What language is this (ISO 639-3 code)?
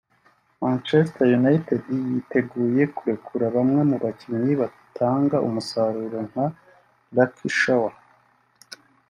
kin